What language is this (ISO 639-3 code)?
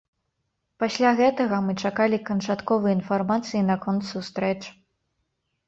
bel